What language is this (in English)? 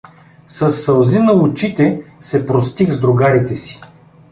Bulgarian